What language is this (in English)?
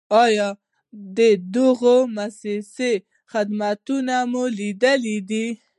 Pashto